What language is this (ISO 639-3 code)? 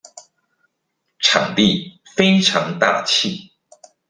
zho